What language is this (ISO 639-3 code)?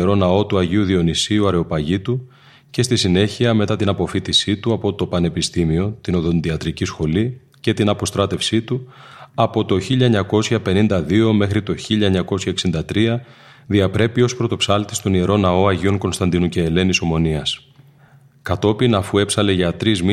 ell